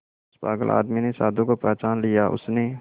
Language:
Hindi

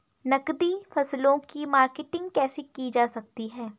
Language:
Hindi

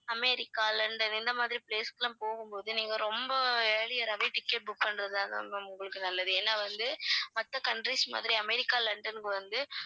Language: Tamil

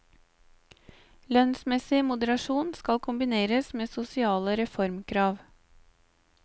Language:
Norwegian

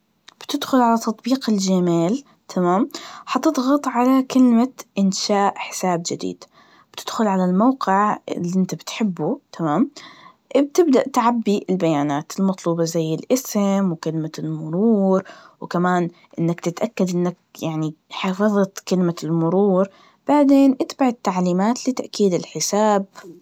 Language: Najdi Arabic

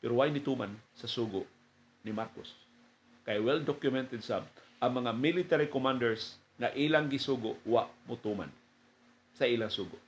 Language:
Filipino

